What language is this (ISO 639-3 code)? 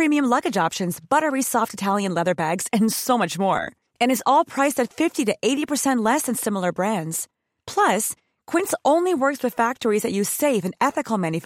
swe